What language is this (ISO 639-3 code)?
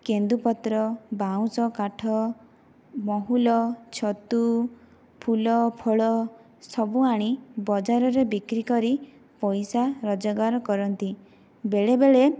ori